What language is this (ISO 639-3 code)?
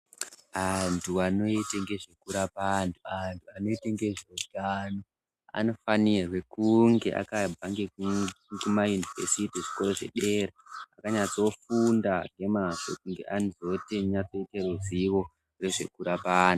ndc